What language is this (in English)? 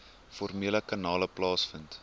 Afrikaans